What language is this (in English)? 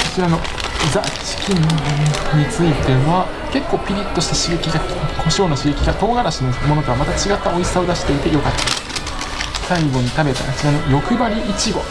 Japanese